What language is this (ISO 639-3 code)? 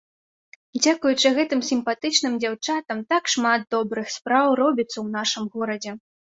bel